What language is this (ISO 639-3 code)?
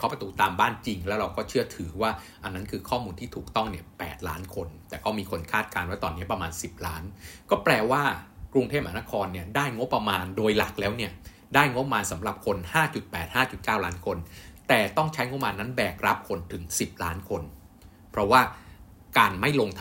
tha